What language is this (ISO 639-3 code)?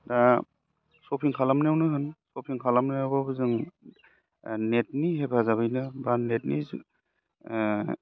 brx